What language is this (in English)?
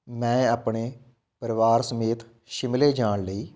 Punjabi